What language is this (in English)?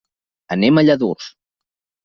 Catalan